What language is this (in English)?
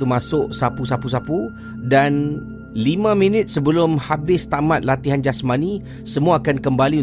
Malay